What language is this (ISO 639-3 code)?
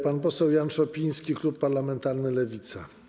pol